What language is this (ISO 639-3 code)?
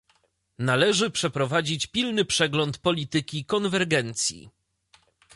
pol